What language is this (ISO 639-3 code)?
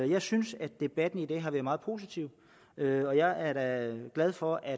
dan